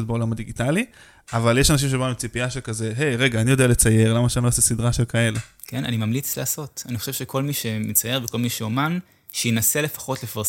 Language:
Hebrew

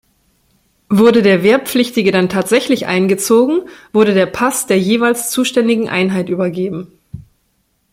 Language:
German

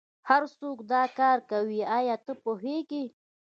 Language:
Pashto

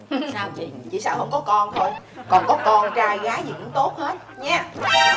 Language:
Vietnamese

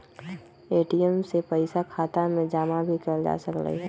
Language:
Magahi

